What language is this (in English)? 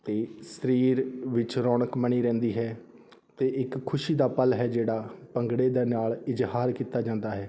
Punjabi